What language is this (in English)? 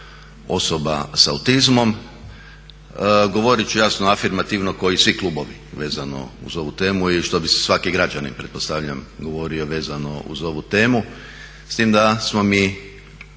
Croatian